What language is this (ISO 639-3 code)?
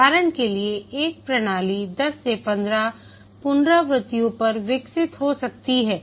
hin